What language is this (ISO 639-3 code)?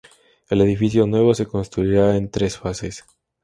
spa